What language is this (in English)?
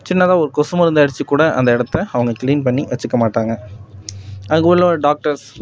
Tamil